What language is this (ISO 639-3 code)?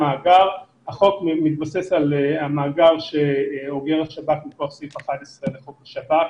heb